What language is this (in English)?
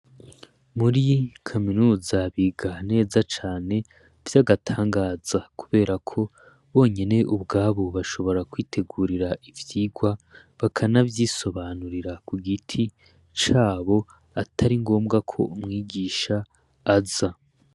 Rundi